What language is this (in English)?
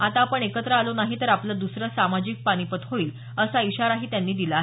Marathi